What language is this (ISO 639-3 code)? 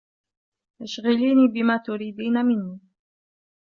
ara